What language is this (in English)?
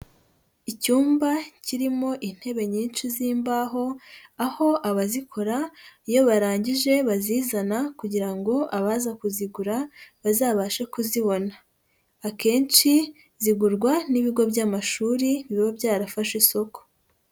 Kinyarwanda